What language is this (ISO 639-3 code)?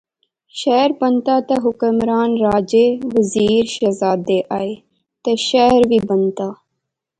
phr